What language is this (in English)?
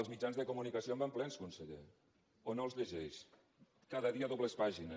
Catalan